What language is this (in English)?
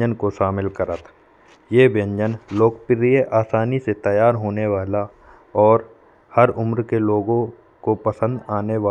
Bundeli